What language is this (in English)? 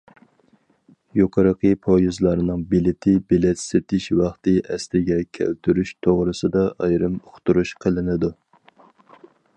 Uyghur